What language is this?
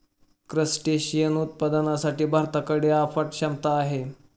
Marathi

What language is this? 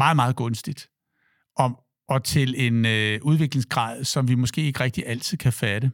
Danish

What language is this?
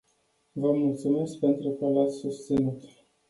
Romanian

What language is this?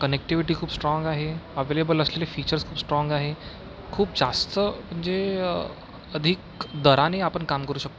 Marathi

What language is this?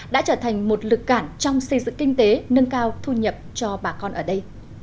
Vietnamese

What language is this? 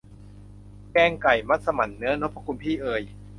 Thai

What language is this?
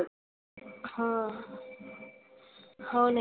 Marathi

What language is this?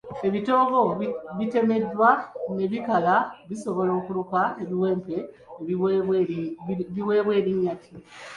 Ganda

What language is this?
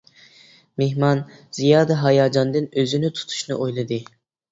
Uyghur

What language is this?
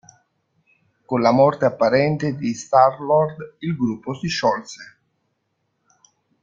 Italian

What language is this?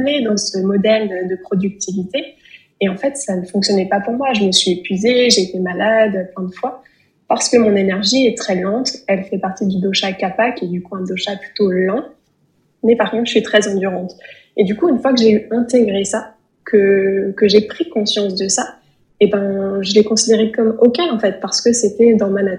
French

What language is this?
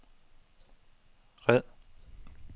Danish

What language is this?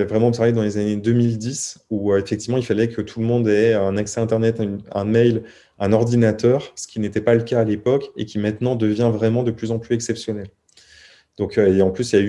French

